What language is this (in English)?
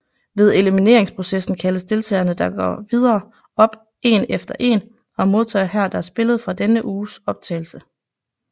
Danish